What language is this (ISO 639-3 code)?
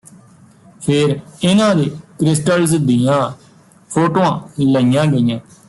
pan